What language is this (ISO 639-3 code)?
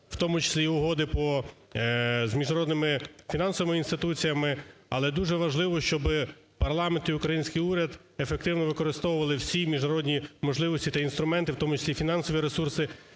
ukr